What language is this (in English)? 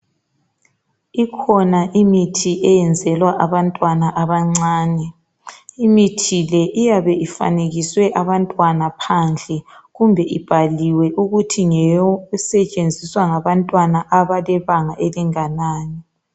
North Ndebele